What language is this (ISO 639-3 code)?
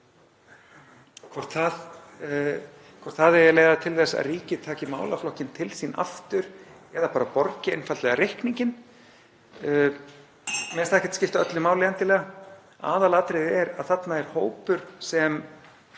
isl